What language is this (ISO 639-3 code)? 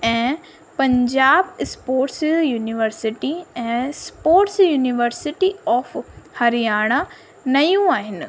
snd